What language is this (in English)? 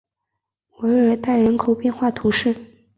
Chinese